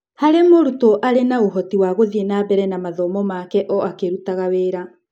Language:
Kikuyu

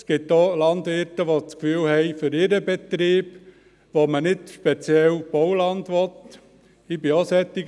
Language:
Swiss German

